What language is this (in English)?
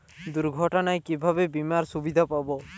Bangla